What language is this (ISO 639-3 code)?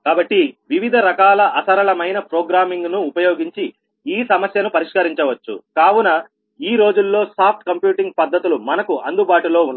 tel